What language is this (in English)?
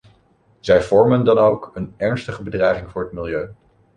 Dutch